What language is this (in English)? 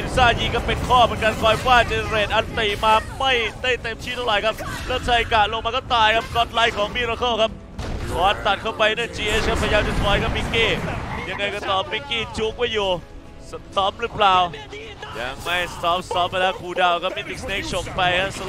Thai